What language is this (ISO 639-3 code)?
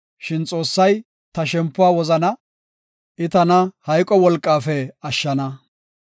gof